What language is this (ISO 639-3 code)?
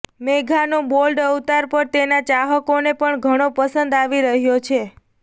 guj